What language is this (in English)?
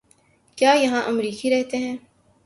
Urdu